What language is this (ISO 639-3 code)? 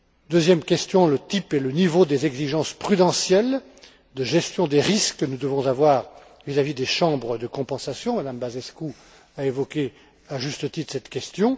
fra